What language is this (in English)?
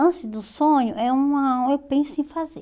Portuguese